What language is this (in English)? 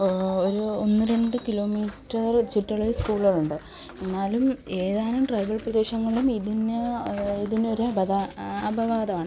Malayalam